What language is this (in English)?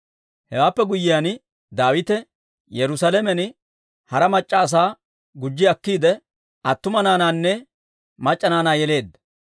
Dawro